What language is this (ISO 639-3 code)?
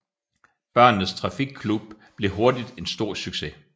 dan